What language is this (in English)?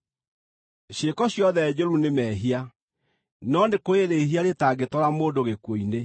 Kikuyu